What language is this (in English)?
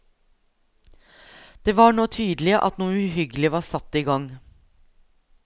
Norwegian